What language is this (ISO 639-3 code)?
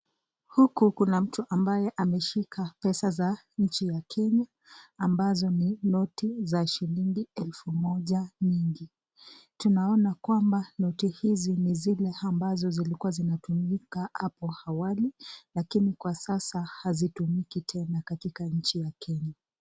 swa